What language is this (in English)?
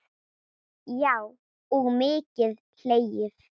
Icelandic